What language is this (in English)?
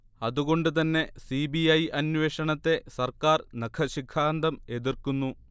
Malayalam